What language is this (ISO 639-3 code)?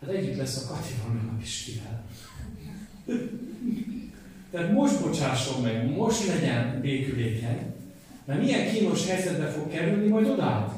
hun